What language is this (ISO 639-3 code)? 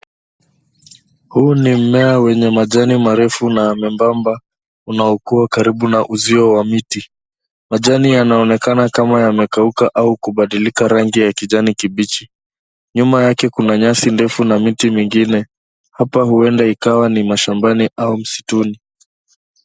swa